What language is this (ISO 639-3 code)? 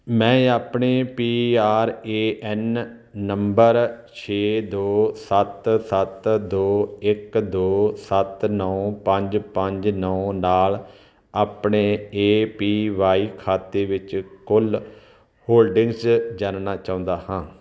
pan